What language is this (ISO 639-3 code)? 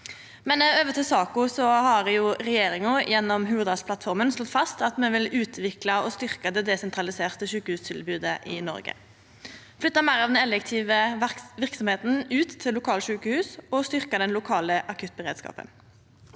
nor